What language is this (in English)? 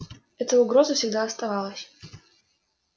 Russian